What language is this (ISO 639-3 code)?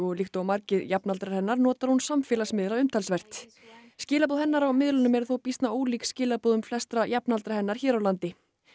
isl